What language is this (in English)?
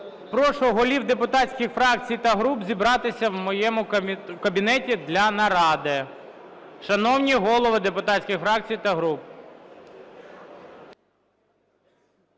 Ukrainian